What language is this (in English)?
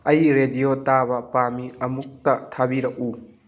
Manipuri